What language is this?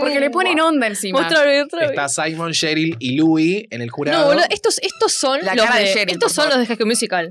Spanish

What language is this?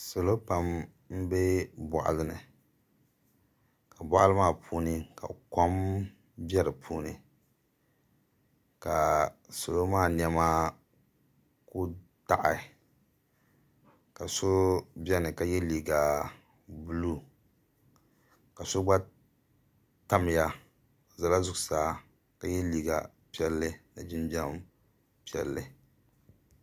Dagbani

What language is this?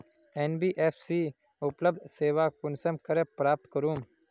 Magahi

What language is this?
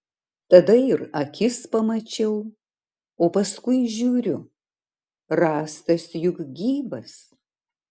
Lithuanian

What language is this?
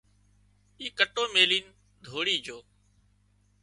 Wadiyara Koli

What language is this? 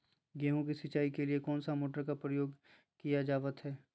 Magahi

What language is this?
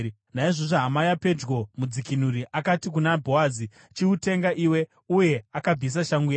Shona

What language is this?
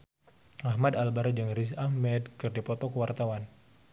Sundanese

